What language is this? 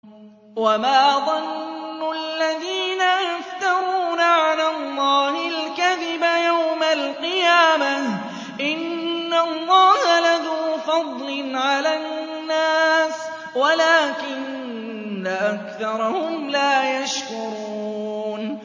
Arabic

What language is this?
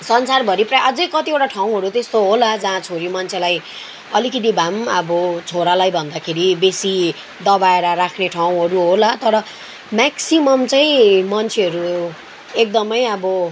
Nepali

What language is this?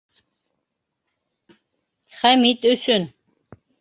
Bashkir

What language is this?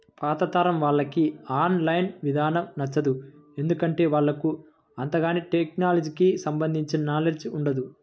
Telugu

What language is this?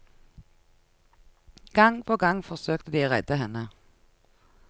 Norwegian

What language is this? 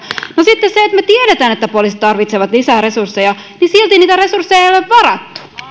Finnish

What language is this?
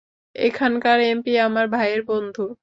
Bangla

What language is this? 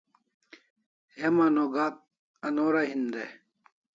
Kalasha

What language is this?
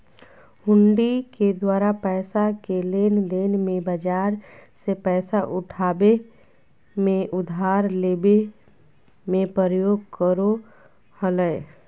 Magahi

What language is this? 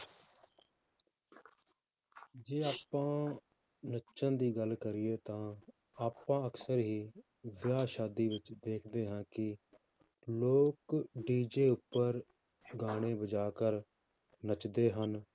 Punjabi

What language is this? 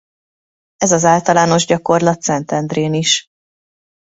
Hungarian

